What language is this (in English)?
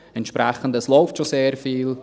Swiss German